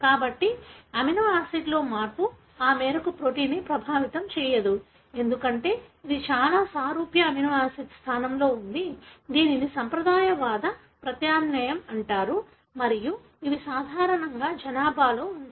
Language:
Telugu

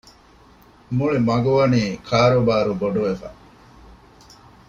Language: Divehi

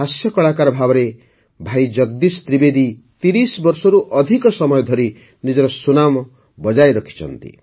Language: Odia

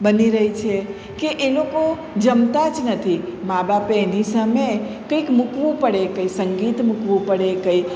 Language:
Gujarati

